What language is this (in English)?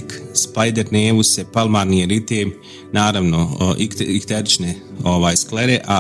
Croatian